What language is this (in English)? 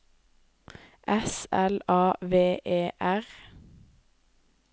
Norwegian